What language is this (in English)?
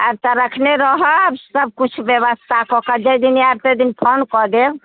Maithili